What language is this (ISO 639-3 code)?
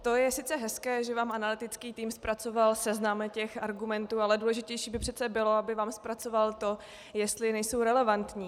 ces